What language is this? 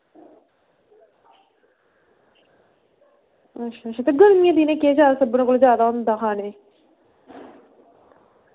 Dogri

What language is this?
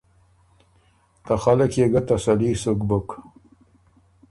Ormuri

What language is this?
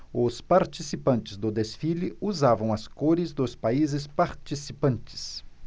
Portuguese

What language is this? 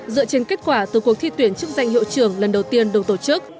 Vietnamese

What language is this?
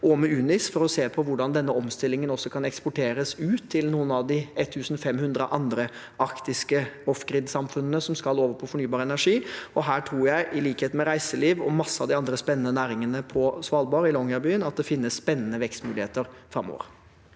Norwegian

